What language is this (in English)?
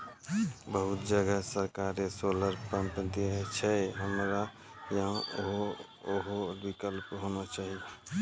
Maithili